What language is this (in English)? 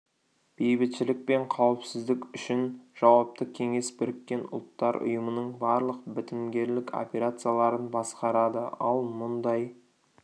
Kazakh